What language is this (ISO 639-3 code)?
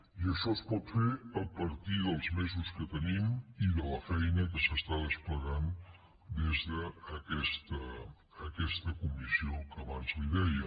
cat